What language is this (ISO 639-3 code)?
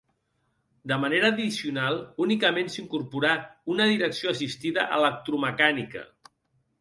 cat